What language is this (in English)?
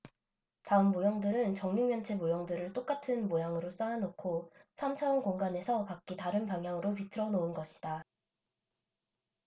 Korean